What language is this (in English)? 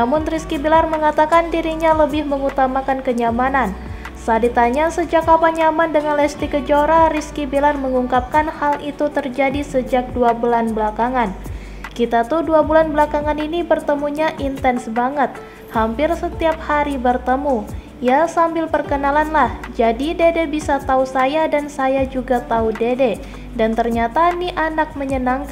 Indonesian